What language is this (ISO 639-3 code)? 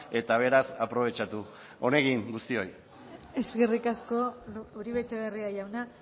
eus